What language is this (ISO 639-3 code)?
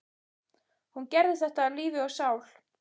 isl